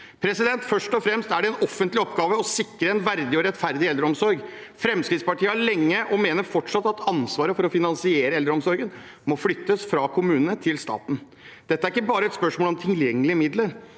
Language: Norwegian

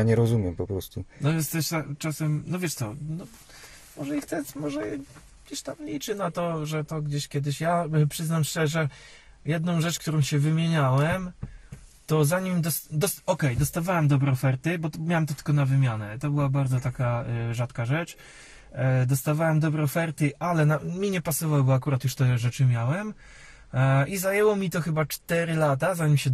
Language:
Polish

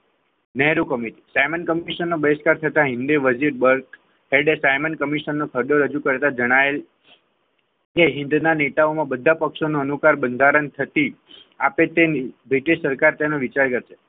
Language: Gujarati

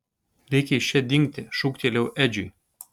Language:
Lithuanian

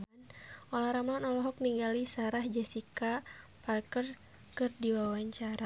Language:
Sundanese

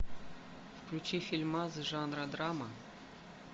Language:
Russian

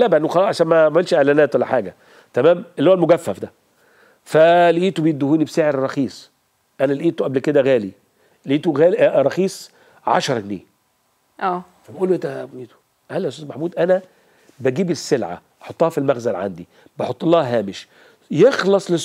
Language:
Arabic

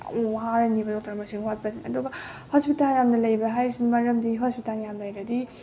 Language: Manipuri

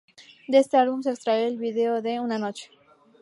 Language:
Spanish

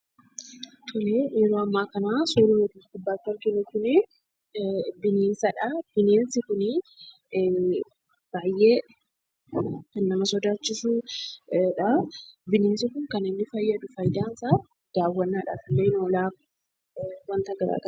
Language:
Oromo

